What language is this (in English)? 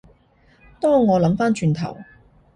Cantonese